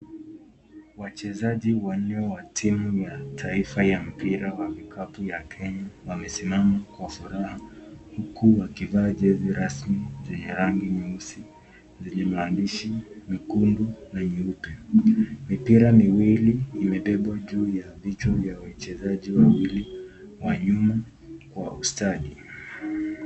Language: Swahili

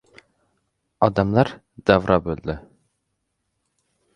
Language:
Uzbek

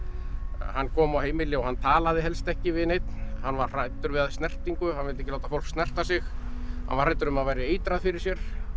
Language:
Icelandic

